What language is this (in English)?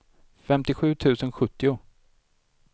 Swedish